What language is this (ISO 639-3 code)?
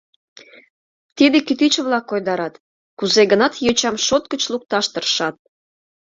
chm